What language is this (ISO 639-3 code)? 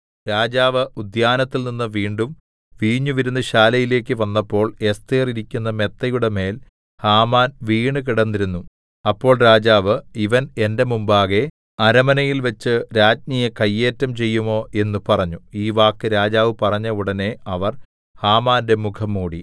mal